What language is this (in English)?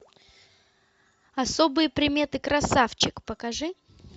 Russian